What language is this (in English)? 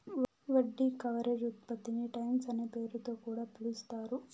Telugu